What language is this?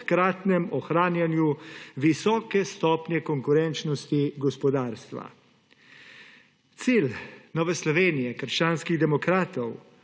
Slovenian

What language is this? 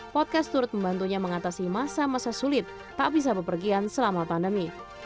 Indonesian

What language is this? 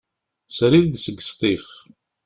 Kabyle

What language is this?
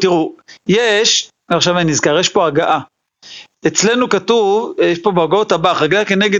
Hebrew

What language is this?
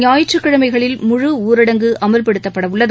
Tamil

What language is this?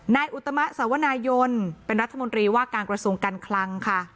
Thai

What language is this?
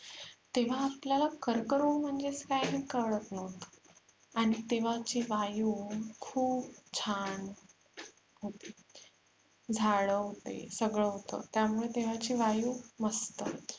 Marathi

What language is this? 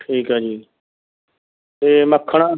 Punjabi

